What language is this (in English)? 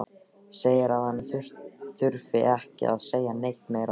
Icelandic